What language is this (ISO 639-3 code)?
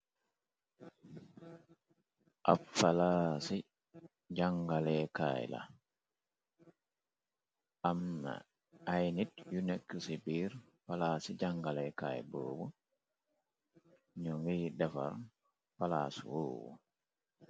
wol